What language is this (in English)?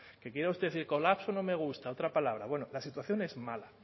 Spanish